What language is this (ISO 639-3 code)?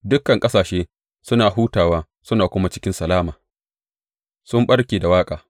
hau